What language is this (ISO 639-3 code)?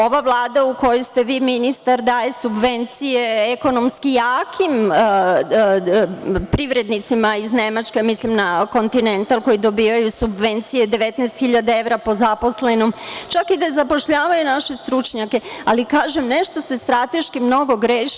srp